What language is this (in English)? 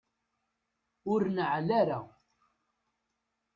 Kabyle